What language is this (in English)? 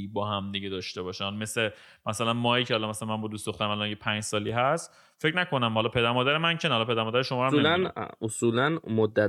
Persian